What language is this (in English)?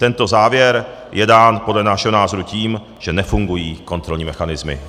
Czech